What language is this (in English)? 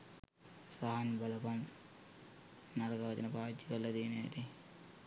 Sinhala